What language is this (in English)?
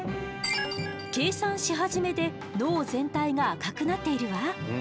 Japanese